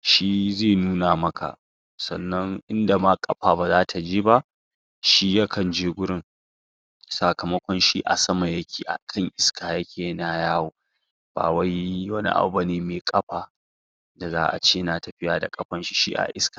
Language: Hausa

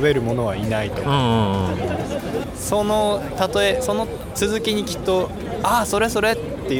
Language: Japanese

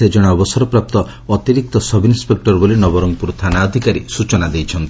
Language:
Odia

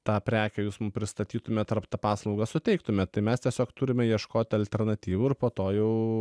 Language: Lithuanian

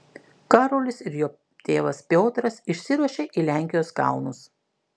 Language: Lithuanian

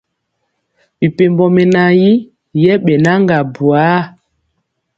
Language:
Mpiemo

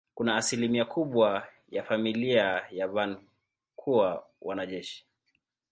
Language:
Swahili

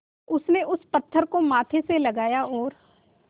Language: Hindi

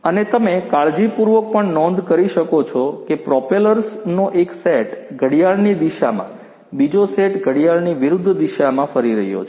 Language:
Gujarati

